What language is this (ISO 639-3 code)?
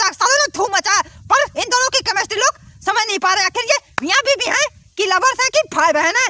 hin